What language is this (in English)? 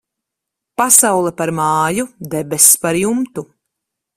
Latvian